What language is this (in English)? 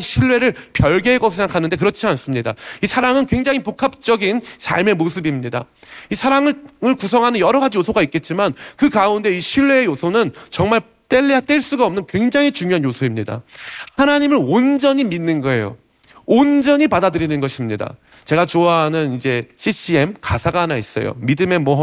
Korean